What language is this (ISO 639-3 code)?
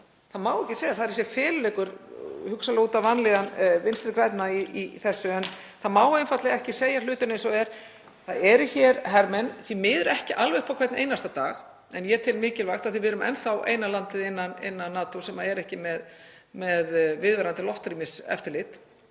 isl